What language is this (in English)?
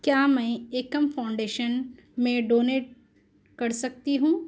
Urdu